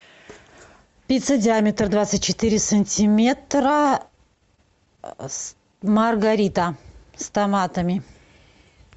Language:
Russian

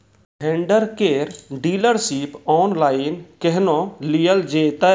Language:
Maithili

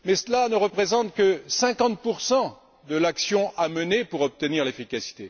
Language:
French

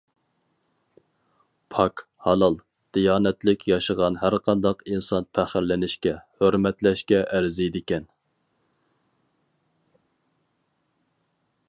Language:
Uyghur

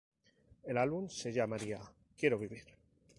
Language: Spanish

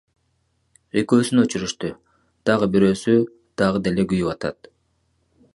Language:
Kyrgyz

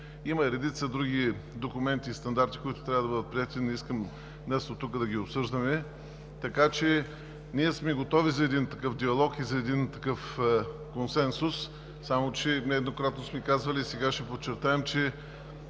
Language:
Bulgarian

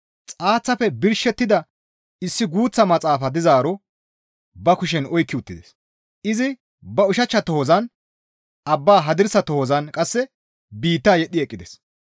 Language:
Gamo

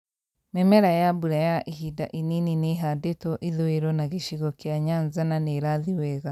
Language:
Kikuyu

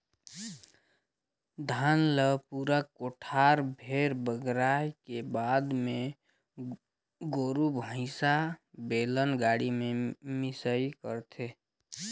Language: Chhattisgarhi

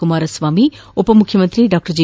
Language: Kannada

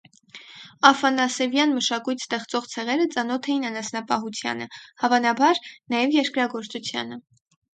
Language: Armenian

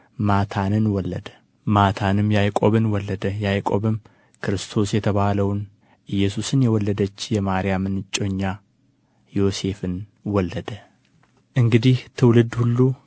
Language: Amharic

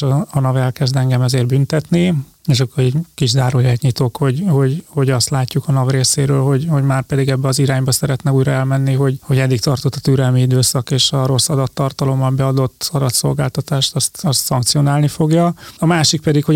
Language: Hungarian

